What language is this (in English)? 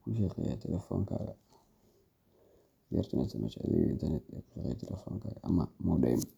Somali